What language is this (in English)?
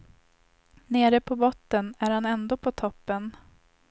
Swedish